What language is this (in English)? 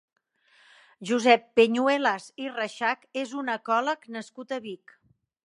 Catalan